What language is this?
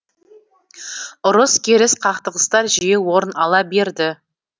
Kazakh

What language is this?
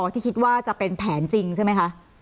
Thai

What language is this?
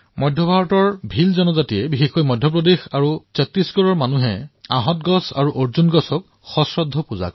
Assamese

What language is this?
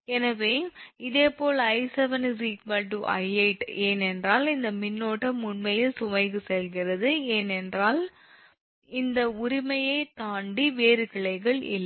Tamil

